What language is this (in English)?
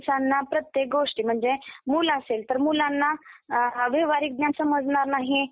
Marathi